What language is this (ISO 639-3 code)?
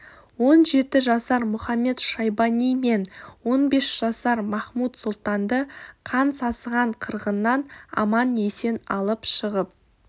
kaz